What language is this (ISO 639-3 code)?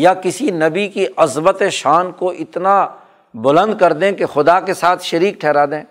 urd